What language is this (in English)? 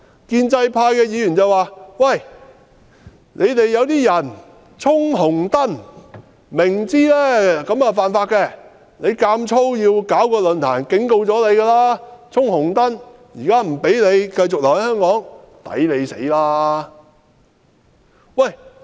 Cantonese